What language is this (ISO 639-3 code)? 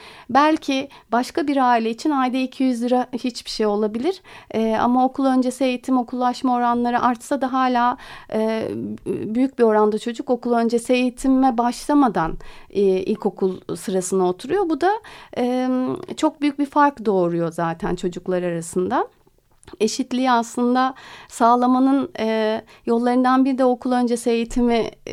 tur